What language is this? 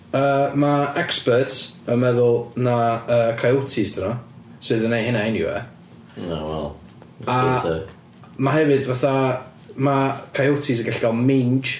Welsh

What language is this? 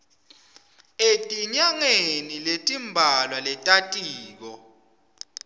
Swati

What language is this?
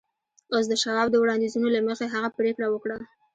Pashto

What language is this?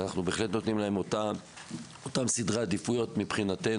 Hebrew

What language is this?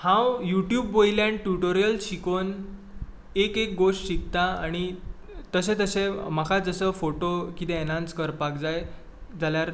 Konkani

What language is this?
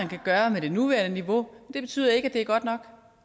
Danish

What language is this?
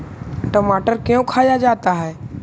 Magahi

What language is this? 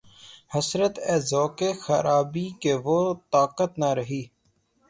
Urdu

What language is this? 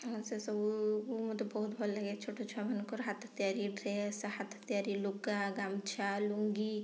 Odia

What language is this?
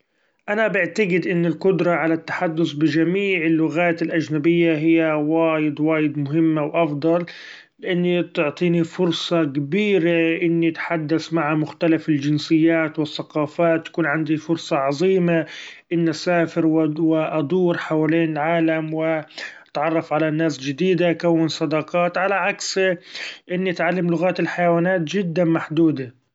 Gulf Arabic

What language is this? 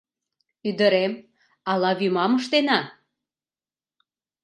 Mari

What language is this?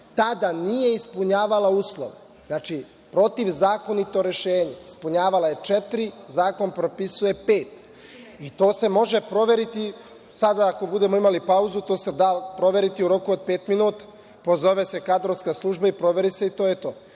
Serbian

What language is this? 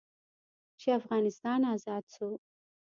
Pashto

